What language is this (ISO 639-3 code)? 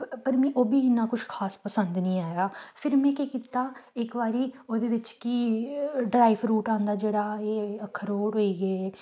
doi